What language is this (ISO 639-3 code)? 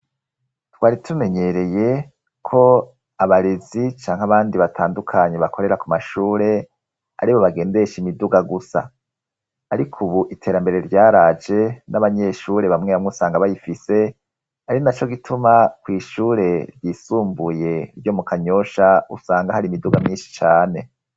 run